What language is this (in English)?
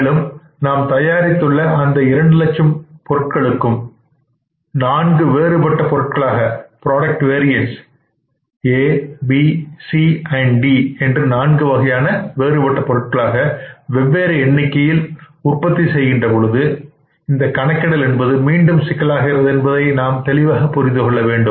Tamil